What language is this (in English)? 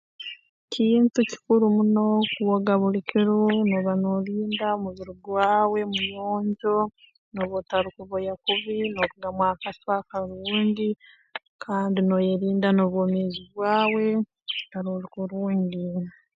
Tooro